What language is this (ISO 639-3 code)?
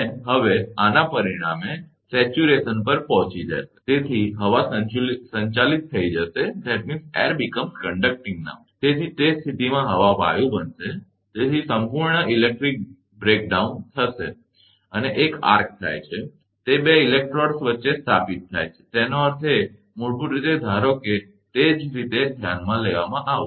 guj